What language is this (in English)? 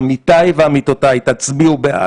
Hebrew